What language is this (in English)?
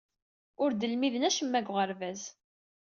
Kabyle